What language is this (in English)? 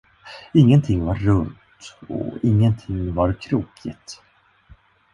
Swedish